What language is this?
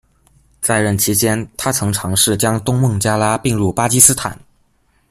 Chinese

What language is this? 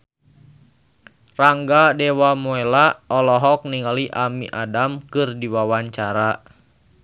Sundanese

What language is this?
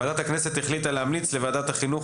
Hebrew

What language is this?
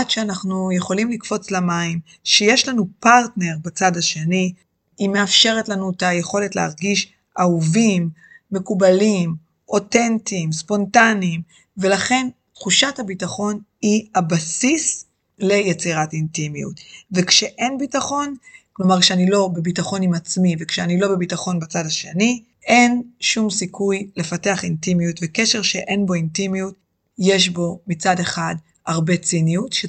Hebrew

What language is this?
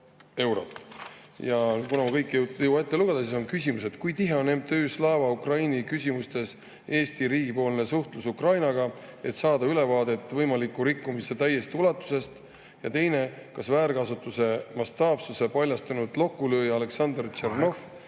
Estonian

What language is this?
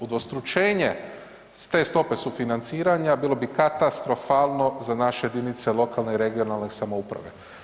Croatian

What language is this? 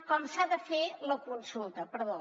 Catalan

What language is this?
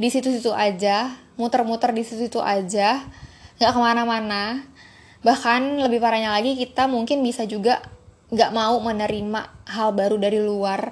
Indonesian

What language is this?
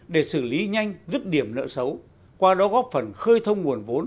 Vietnamese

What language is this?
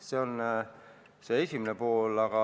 Estonian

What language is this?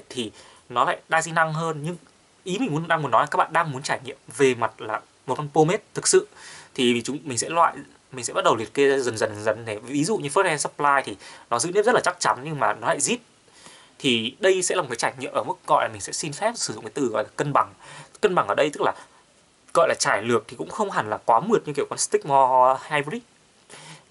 Vietnamese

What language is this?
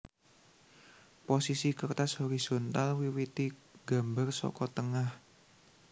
Javanese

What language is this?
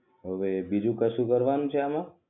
Gujarati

